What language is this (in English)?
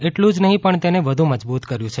Gujarati